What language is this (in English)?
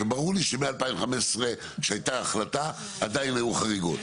Hebrew